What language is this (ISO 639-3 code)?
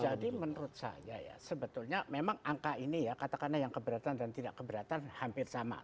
ind